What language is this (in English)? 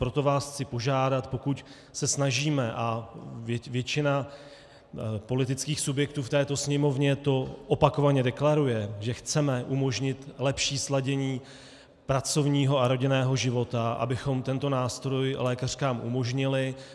Czech